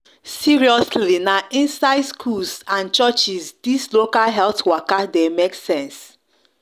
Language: Nigerian Pidgin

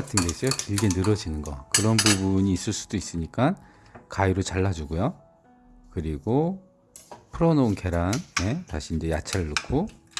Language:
Korean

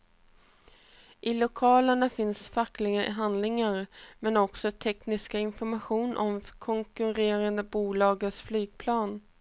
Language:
Swedish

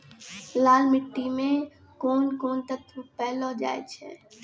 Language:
Maithili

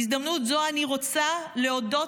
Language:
Hebrew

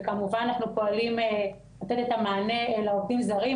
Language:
Hebrew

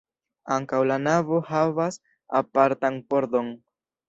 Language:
Esperanto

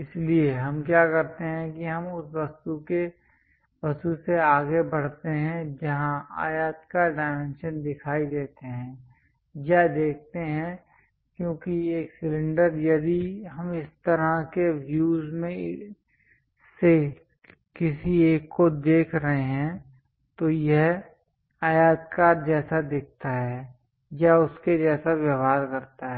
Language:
Hindi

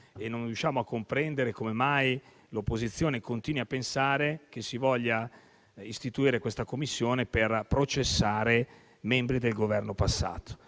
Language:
Italian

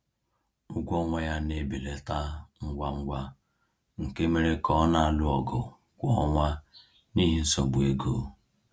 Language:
Igbo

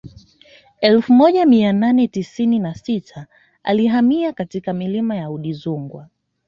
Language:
Swahili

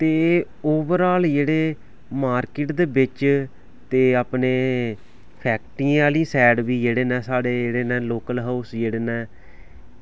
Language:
Dogri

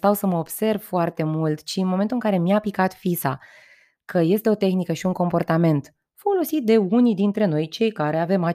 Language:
Romanian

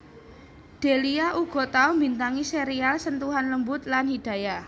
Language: Javanese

